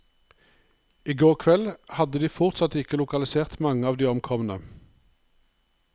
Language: Norwegian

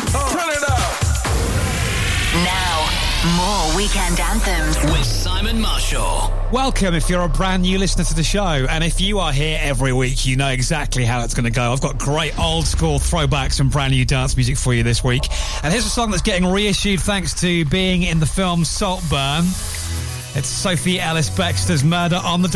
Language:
English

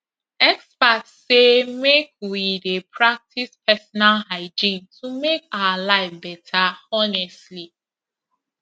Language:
Nigerian Pidgin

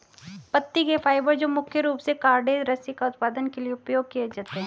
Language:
Hindi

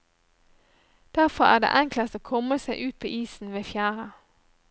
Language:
Norwegian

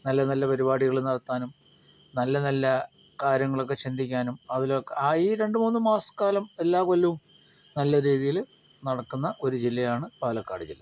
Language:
Malayalam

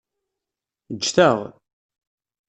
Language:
Kabyle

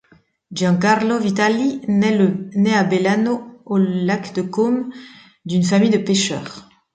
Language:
French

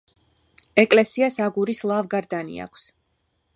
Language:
Georgian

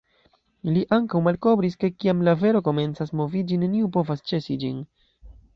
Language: Esperanto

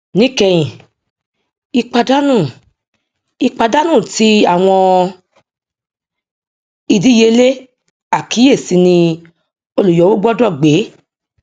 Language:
Yoruba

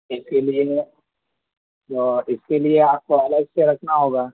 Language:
Urdu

